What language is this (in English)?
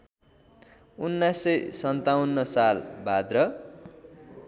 Nepali